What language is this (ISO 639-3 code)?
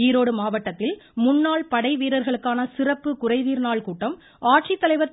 tam